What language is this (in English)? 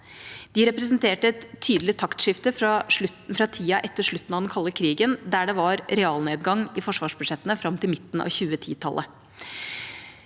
Norwegian